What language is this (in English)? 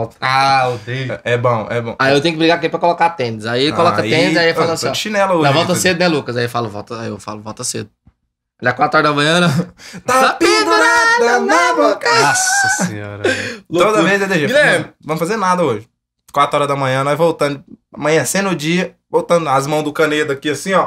Portuguese